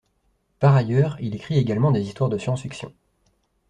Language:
French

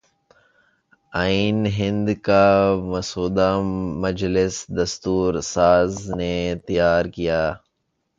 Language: Urdu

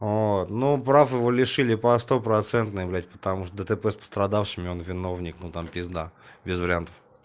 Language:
Russian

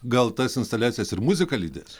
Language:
Lithuanian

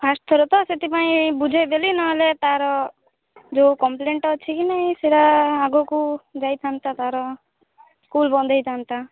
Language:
Odia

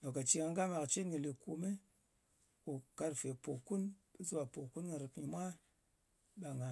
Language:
Ngas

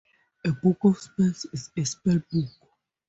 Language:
English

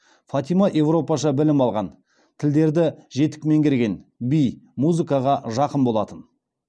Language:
Kazakh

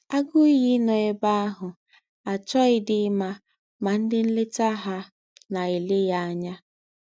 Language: Igbo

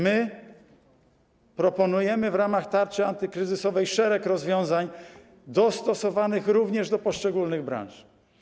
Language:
Polish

